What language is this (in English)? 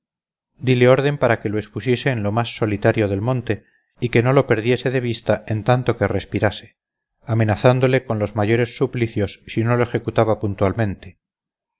Spanish